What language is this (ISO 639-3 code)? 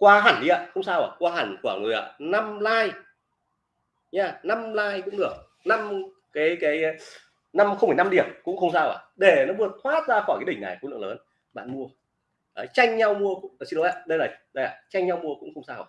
vie